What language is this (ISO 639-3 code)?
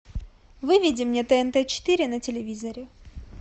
rus